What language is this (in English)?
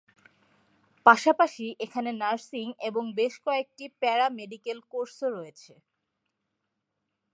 Bangla